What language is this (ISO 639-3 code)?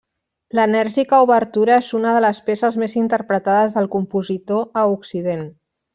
cat